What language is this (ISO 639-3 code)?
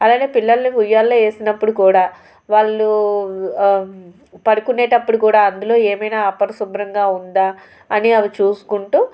tel